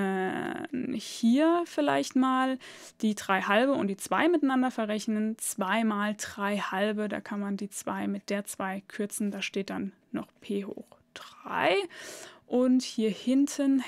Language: German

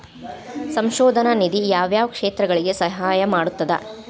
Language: Kannada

